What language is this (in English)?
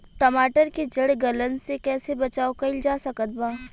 Bhojpuri